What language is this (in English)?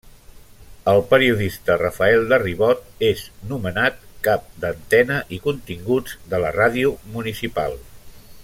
Catalan